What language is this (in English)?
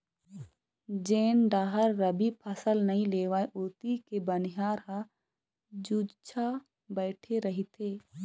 Chhattisgarhi